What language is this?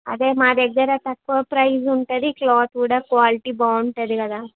Telugu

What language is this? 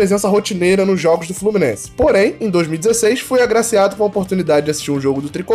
Portuguese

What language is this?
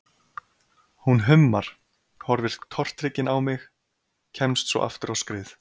Icelandic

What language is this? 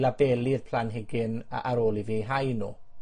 Welsh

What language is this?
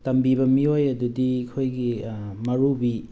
Manipuri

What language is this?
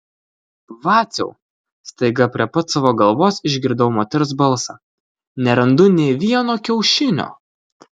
Lithuanian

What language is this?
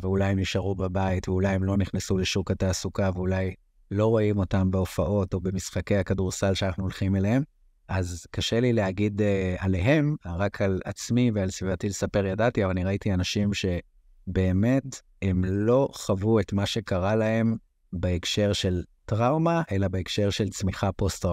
Hebrew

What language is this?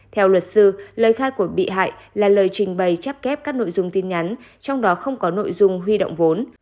Vietnamese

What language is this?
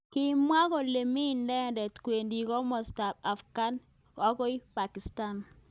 Kalenjin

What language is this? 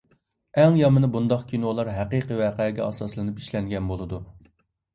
Uyghur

